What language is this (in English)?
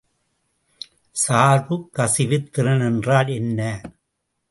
Tamil